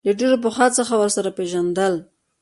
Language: Pashto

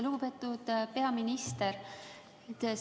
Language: Estonian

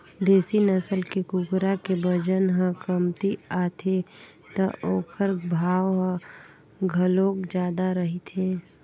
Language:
Chhattisgarhi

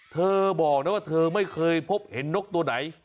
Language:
Thai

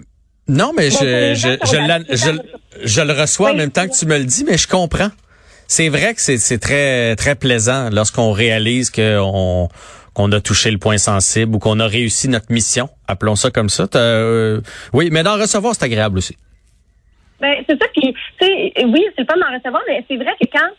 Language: French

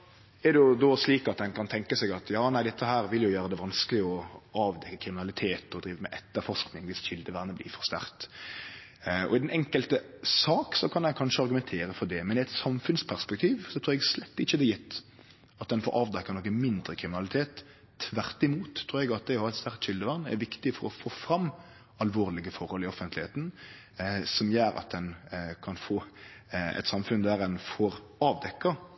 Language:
Norwegian Nynorsk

